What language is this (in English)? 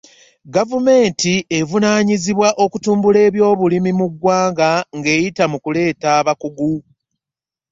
Ganda